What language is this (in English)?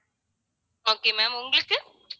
Tamil